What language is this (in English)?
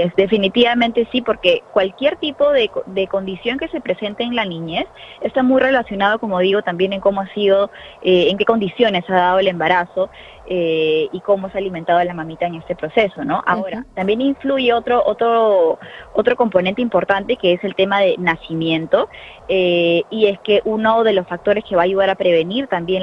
Spanish